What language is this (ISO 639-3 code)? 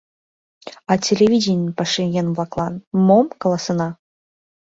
chm